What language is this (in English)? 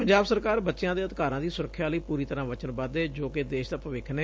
Punjabi